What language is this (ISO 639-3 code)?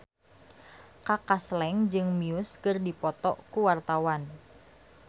sun